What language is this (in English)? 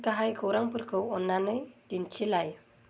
Bodo